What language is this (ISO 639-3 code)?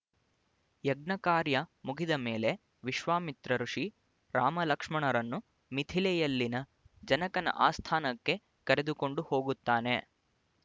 kan